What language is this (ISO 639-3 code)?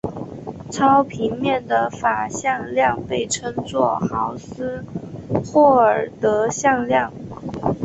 zho